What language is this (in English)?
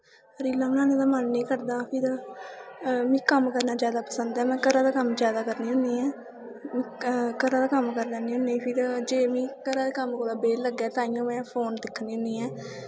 Dogri